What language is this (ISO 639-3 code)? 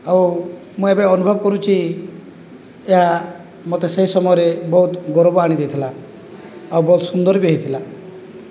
ori